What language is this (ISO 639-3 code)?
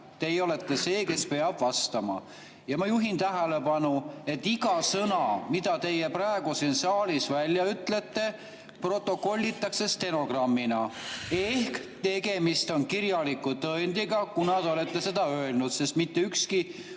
est